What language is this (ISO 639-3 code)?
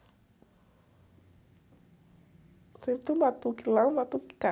por